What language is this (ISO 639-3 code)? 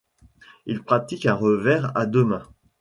fra